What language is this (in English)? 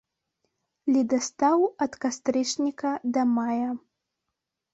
Belarusian